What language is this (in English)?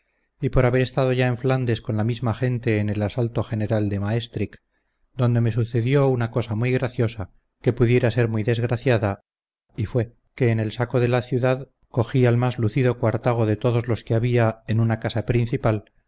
Spanish